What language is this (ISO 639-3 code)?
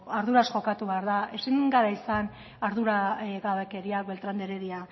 eus